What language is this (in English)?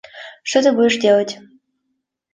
Russian